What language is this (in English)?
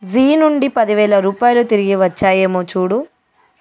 Telugu